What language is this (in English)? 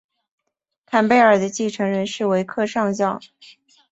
Chinese